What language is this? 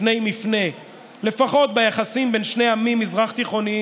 Hebrew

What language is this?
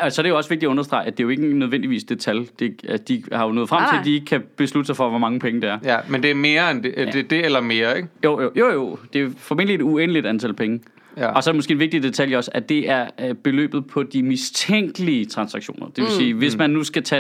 Danish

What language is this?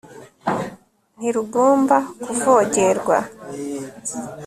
Kinyarwanda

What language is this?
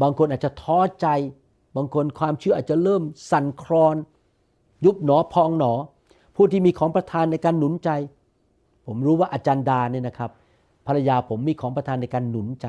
Thai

